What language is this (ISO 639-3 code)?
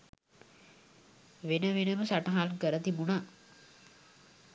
sin